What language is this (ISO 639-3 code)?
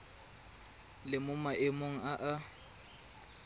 tsn